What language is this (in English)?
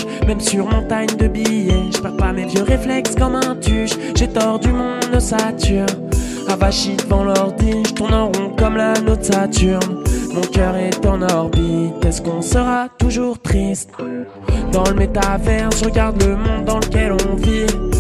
French